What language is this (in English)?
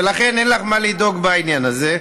Hebrew